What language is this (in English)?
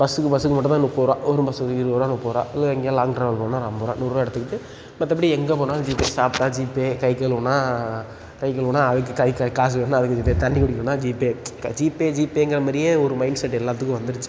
Tamil